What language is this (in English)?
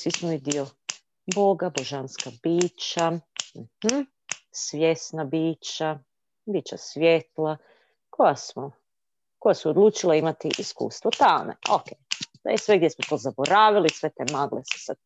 Croatian